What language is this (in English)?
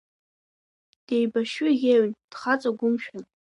Abkhazian